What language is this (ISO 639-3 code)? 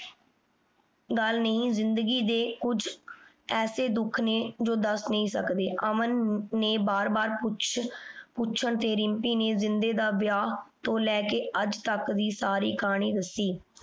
pan